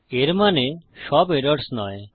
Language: Bangla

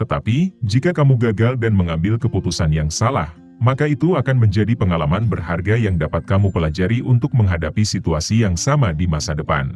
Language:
Indonesian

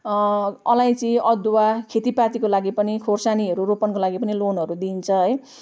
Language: Nepali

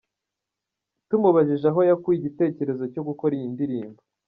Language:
Kinyarwanda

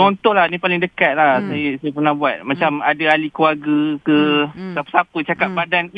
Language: Malay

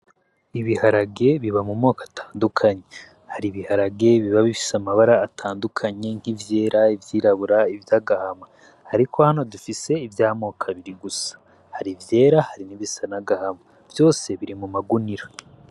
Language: Rundi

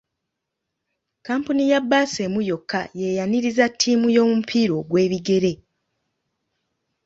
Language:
Ganda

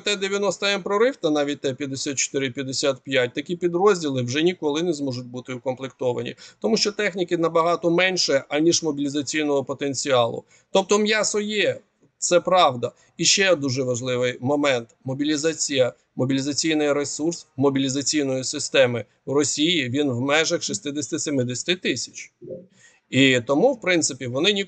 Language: Ukrainian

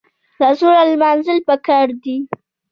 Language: Pashto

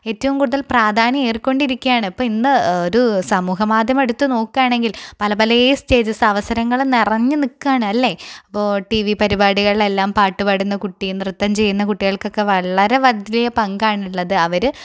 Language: Malayalam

